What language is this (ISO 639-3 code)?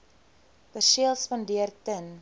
afr